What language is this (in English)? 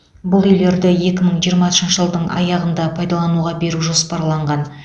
Kazakh